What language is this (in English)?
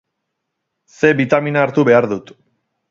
Basque